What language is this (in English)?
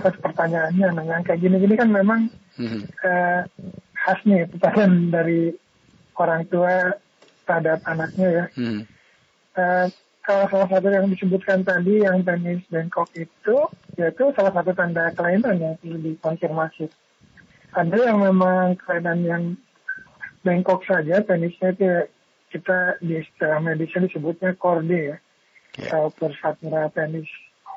Indonesian